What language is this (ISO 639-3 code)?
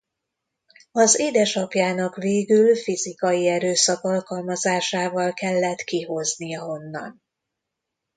hun